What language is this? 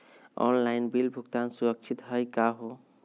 Magahi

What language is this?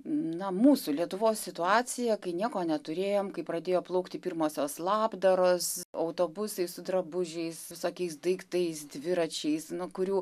Lithuanian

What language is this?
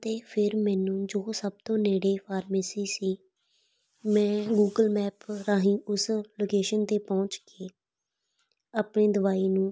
Punjabi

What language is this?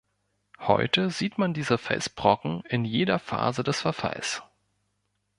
German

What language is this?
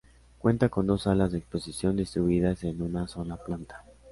Spanish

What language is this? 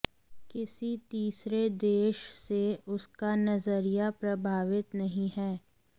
Hindi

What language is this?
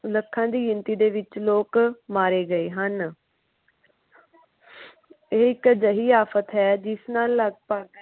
Punjabi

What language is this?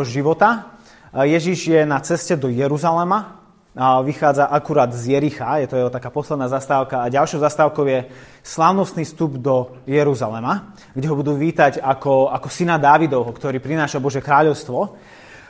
Slovak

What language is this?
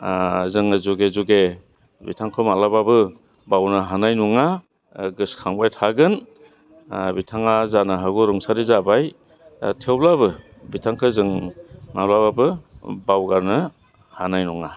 Bodo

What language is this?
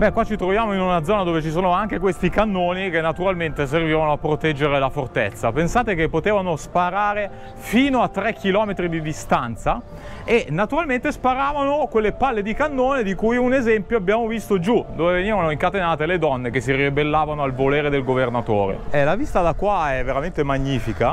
Italian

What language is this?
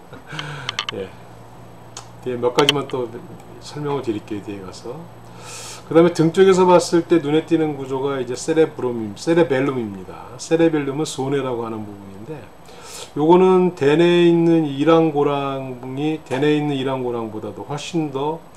Korean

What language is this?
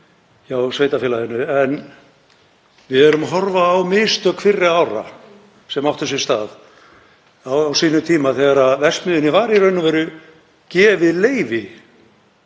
Icelandic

